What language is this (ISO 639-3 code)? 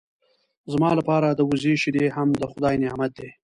pus